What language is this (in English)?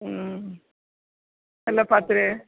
Tamil